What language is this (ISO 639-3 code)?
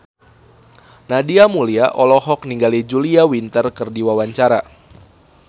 sun